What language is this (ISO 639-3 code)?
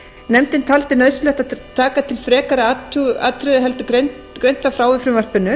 isl